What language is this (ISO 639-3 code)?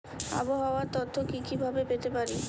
ben